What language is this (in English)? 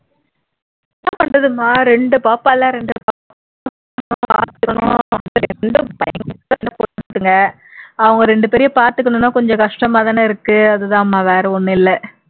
Tamil